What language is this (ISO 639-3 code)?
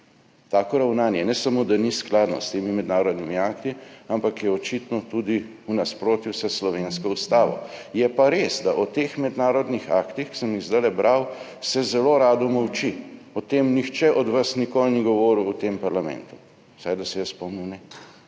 slv